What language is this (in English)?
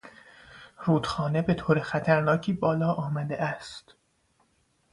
Persian